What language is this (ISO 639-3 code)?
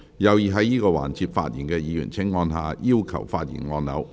yue